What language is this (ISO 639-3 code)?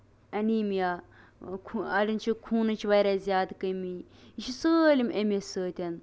kas